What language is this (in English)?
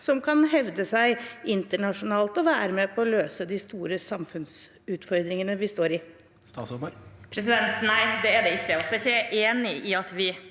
Norwegian